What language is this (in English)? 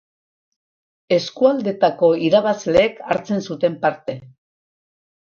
Basque